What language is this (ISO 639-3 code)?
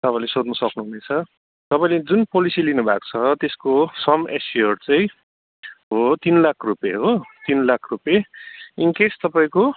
nep